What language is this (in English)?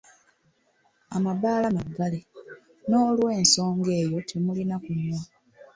Ganda